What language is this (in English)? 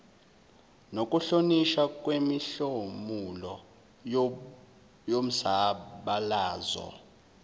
Zulu